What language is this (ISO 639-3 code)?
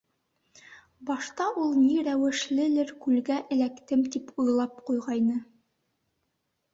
bak